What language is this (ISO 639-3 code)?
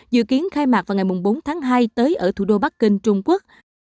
vie